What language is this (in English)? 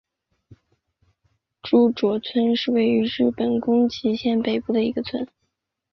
Chinese